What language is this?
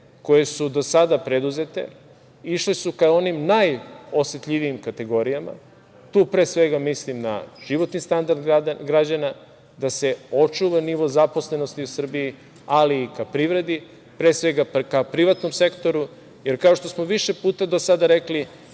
Serbian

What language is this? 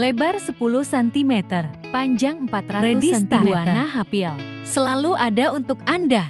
Indonesian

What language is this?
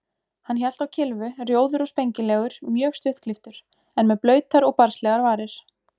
Icelandic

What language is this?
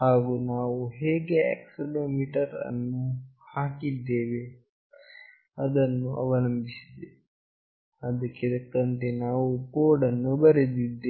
Kannada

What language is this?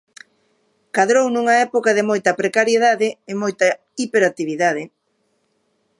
Galician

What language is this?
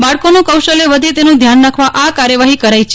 Gujarati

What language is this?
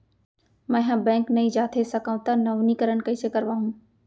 Chhattisgarhi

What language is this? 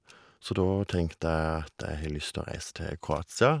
Norwegian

